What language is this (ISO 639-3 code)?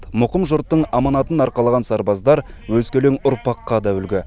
kaz